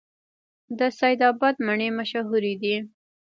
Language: Pashto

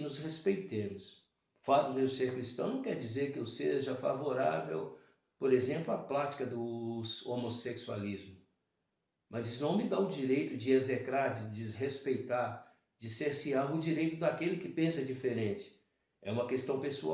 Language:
Portuguese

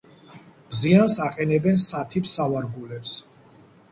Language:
Georgian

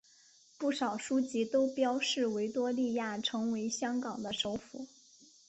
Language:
Chinese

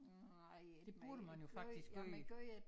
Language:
Danish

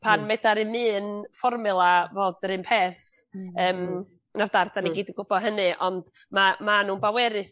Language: Welsh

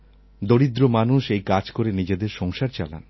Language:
Bangla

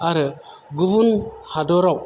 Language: Bodo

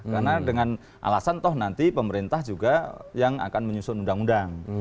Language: Indonesian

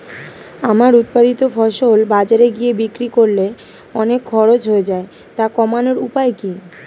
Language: Bangla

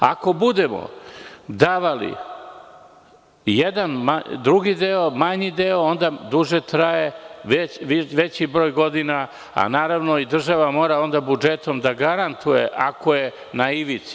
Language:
Serbian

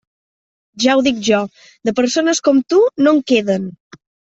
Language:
Catalan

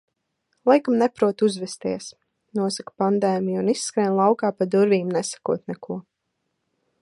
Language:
Latvian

